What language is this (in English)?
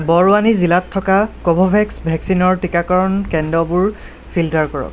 Assamese